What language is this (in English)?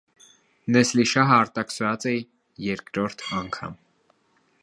Armenian